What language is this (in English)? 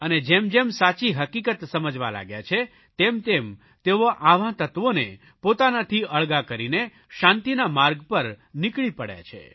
Gujarati